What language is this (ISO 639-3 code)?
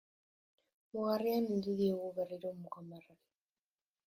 eus